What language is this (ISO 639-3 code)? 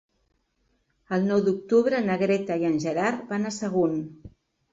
cat